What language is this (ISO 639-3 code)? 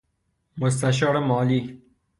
fas